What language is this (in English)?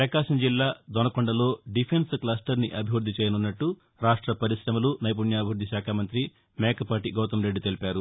Telugu